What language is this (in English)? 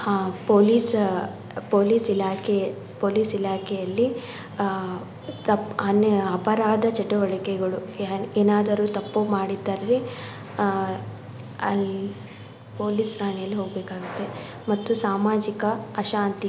Kannada